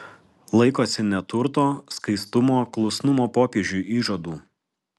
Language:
Lithuanian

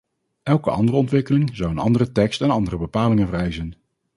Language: Dutch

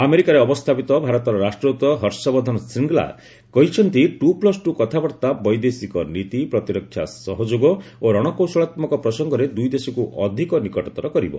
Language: Odia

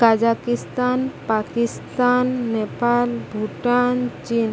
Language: Odia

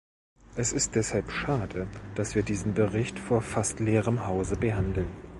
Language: German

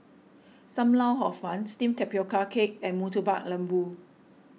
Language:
English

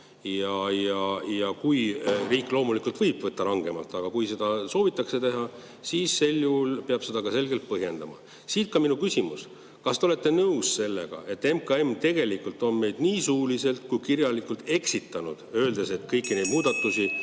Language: Estonian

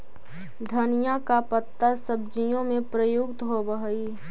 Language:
Magahi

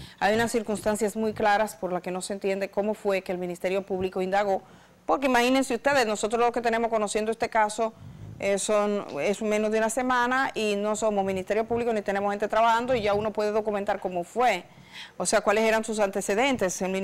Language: Spanish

